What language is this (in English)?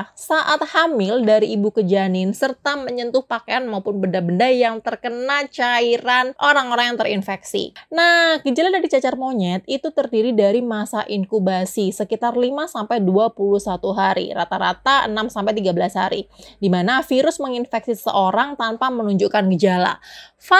Indonesian